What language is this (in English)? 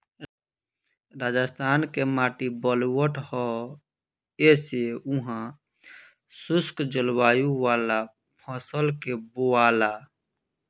Bhojpuri